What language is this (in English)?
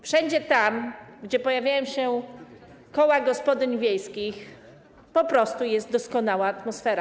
Polish